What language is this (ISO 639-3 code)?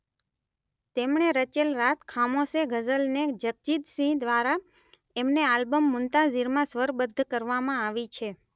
guj